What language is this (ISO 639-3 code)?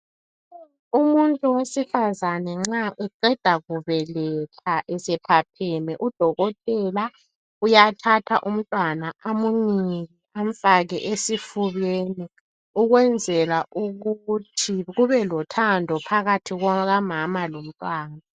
nde